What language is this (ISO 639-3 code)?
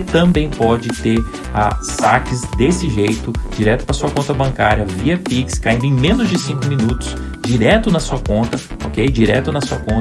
por